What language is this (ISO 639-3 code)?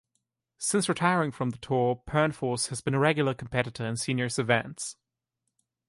eng